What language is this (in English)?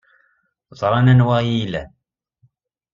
Kabyle